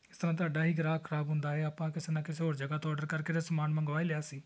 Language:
Punjabi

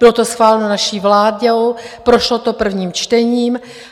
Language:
Czech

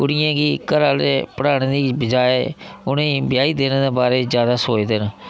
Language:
Dogri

